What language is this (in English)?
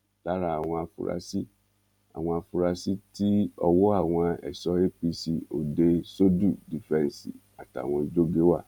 Yoruba